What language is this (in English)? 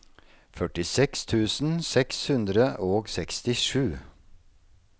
Norwegian